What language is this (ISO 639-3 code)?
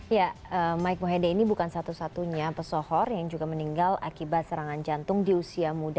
ind